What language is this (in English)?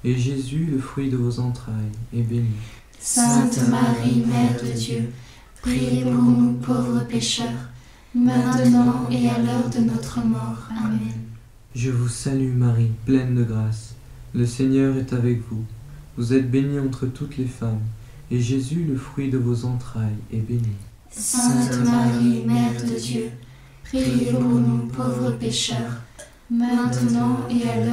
French